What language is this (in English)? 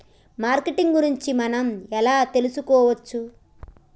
Telugu